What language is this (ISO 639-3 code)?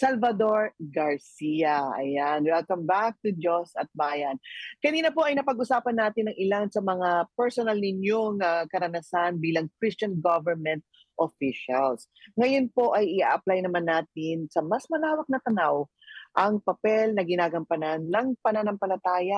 fil